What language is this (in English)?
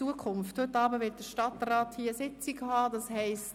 Swiss German